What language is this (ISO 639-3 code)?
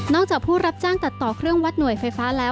tha